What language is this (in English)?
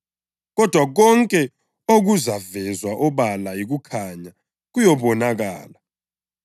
North Ndebele